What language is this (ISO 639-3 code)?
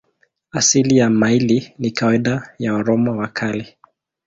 swa